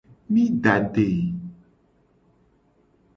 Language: Gen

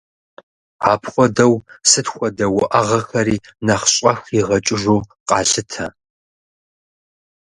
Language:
Kabardian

